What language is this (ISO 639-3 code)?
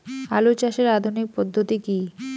ben